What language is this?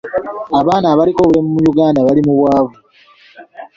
Ganda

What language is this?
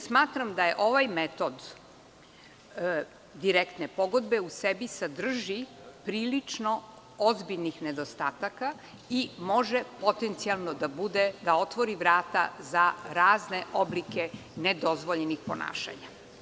Serbian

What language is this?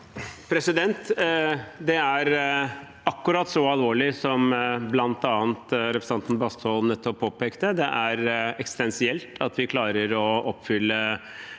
Norwegian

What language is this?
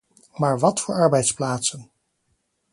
Dutch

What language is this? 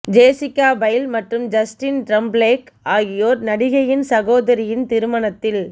Tamil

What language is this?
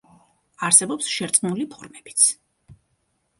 Georgian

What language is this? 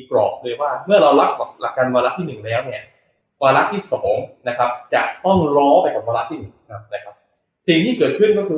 Thai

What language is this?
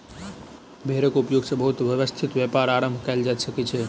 Maithili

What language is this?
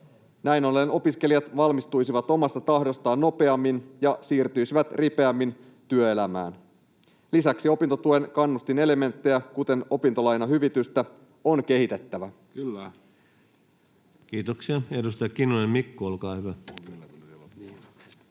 Finnish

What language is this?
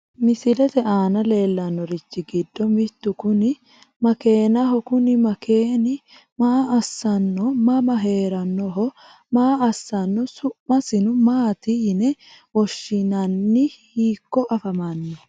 Sidamo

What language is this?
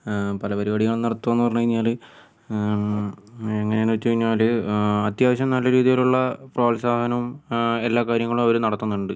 Malayalam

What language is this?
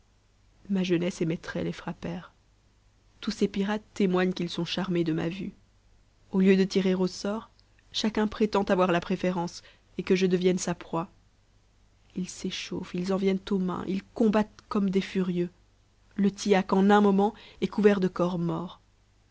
French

